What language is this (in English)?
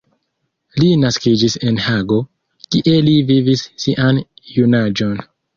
Esperanto